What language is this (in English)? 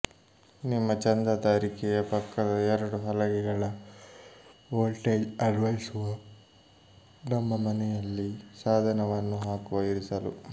Kannada